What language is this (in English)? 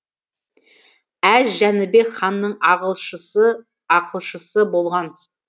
Kazakh